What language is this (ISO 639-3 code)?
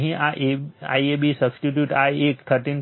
guj